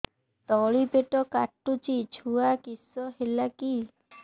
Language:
Odia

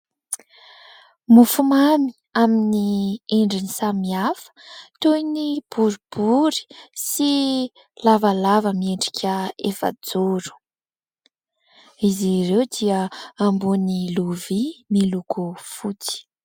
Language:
Malagasy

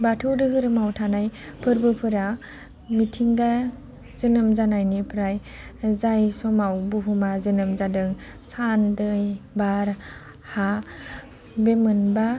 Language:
Bodo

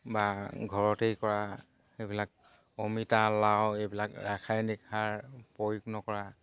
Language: Assamese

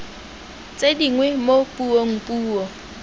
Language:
Tswana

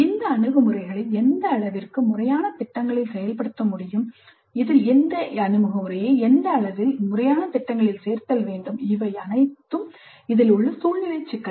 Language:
Tamil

